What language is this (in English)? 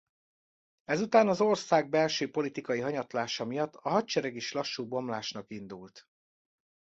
Hungarian